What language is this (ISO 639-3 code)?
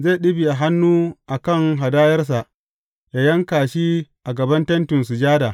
hau